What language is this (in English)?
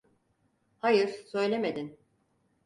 Turkish